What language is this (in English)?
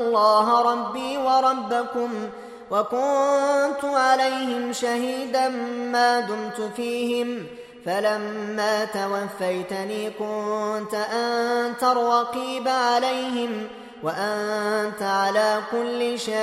Arabic